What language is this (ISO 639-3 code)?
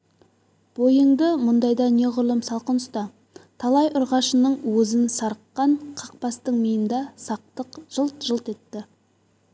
kaz